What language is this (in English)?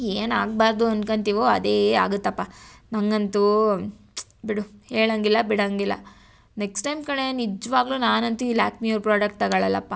Kannada